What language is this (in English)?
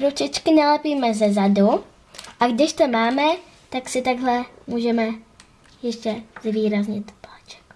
Czech